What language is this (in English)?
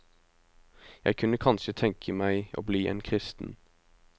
Norwegian